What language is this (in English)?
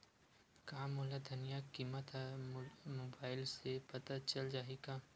Chhattisgarhi